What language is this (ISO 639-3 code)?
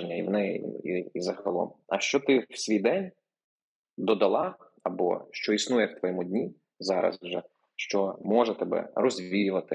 ukr